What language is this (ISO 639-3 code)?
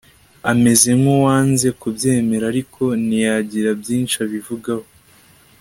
kin